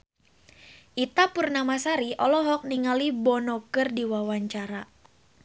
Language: Sundanese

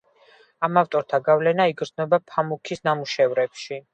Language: Georgian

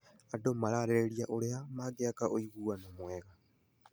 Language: Kikuyu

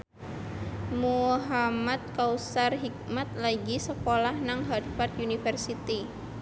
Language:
Javanese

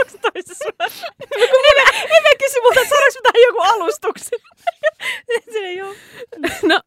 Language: Finnish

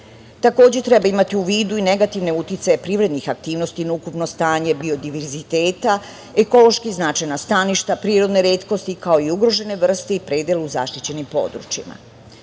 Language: Serbian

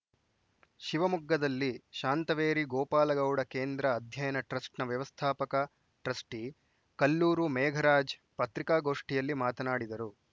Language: Kannada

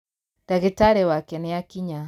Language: Kikuyu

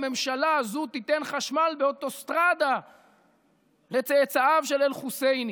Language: Hebrew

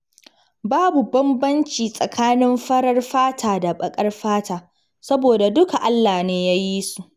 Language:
Hausa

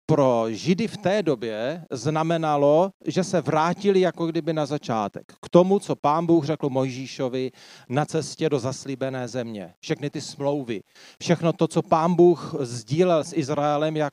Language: Czech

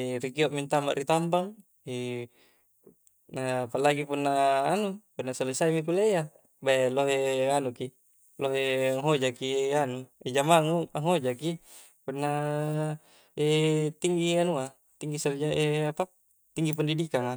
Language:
Coastal Konjo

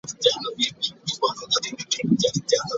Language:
Ganda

